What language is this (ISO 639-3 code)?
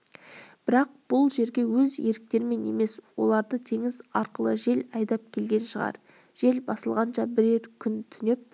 kaz